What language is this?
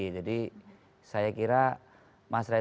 Indonesian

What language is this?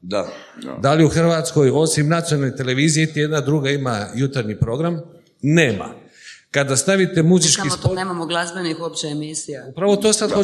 Croatian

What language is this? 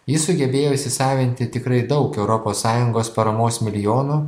Lithuanian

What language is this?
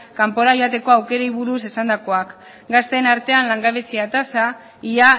Basque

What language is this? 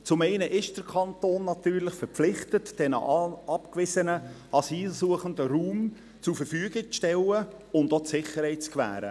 Swiss German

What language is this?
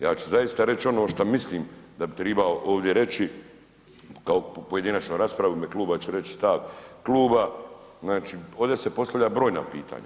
Croatian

